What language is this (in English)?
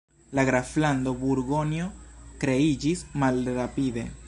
Esperanto